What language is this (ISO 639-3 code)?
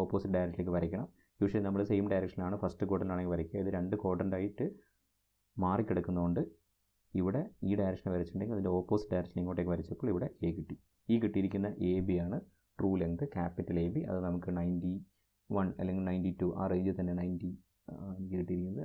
mal